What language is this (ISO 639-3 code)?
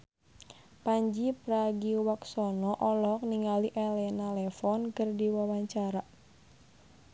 sun